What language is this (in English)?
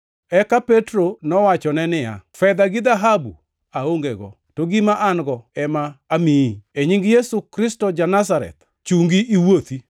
Luo (Kenya and Tanzania)